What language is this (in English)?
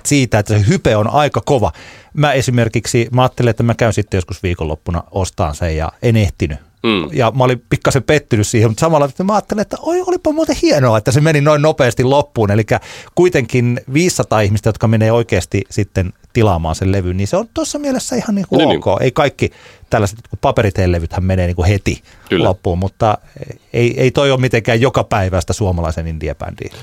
Finnish